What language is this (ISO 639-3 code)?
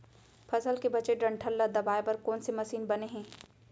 hne